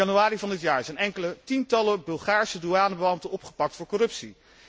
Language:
Dutch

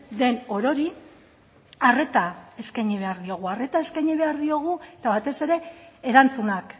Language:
Basque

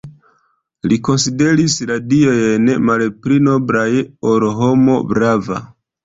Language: Esperanto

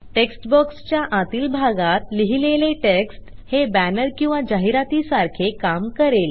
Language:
Marathi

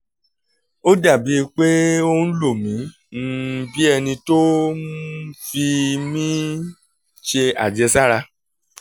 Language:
Yoruba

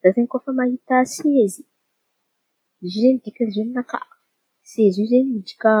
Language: Antankarana Malagasy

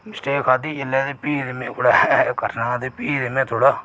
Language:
Dogri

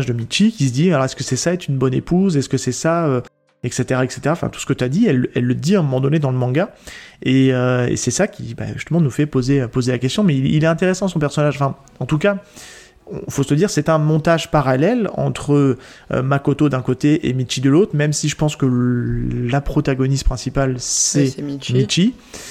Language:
French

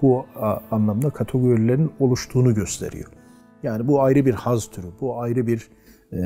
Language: Turkish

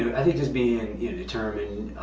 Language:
English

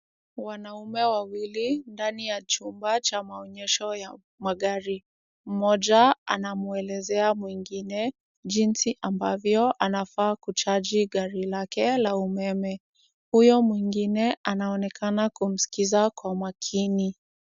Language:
Swahili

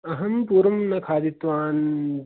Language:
Sanskrit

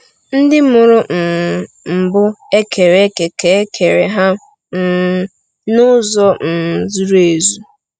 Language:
Igbo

